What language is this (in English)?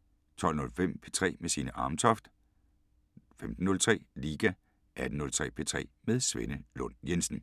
Danish